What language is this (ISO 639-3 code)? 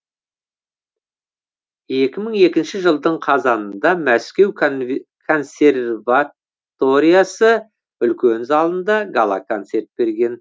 kaz